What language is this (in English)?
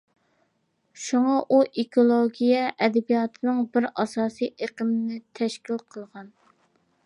Uyghur